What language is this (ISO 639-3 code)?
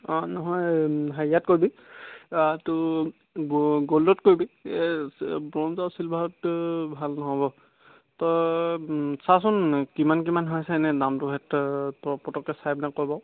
asm